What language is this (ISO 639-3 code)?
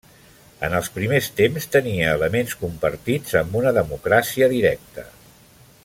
cat